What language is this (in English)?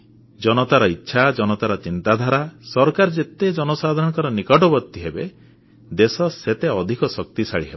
Odia